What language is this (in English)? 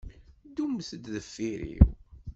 Kabyle